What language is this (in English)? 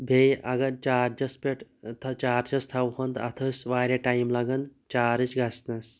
Kashmiri